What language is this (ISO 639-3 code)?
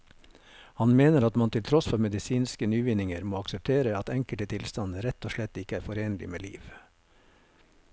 nor